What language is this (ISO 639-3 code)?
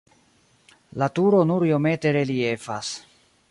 epo